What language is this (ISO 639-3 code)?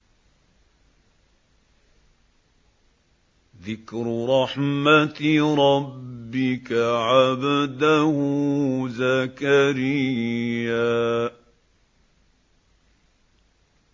ara